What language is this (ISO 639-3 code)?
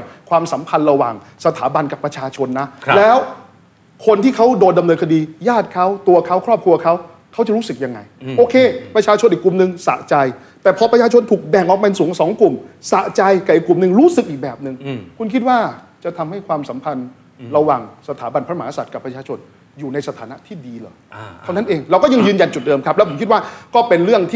tha